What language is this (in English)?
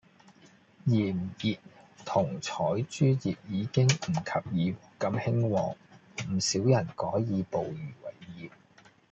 Cantonese